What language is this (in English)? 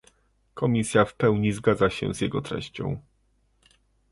Polish